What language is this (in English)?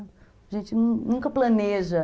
Portuguese